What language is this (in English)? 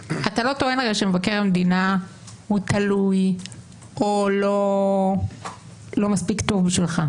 Hebrew